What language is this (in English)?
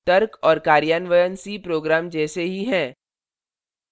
Hindi